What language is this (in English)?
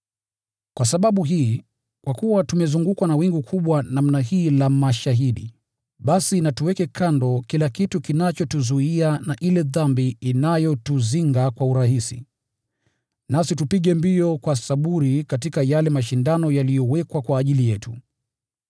Swahili